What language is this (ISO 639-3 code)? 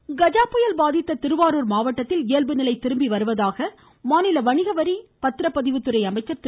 tam